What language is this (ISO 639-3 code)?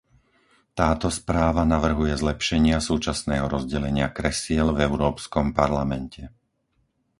slk